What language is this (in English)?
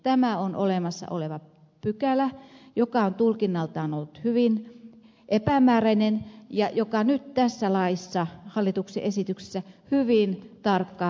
Finnish